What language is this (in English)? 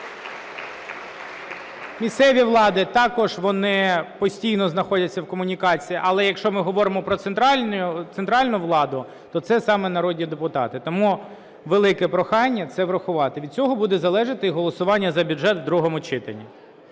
Ukrainian